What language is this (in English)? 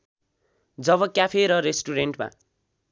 Nepali